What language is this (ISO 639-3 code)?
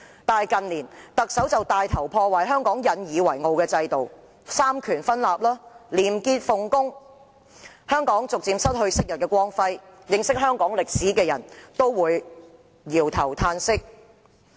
yue